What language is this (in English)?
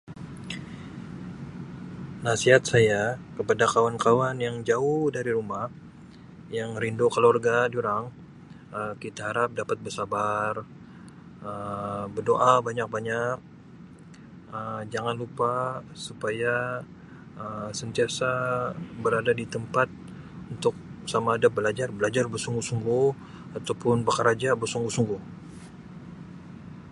Sabah Malay